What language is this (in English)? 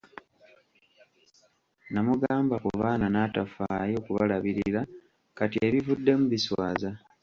Ganda